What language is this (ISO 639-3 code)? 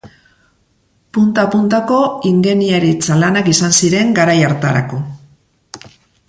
eus